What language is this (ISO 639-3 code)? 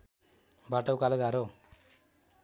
nep